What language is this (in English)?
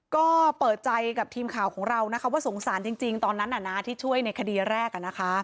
Thai